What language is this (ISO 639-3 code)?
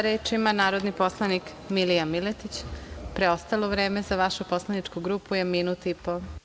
srp